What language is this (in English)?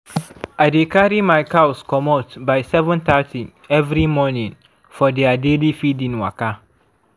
Nigerian Pidgin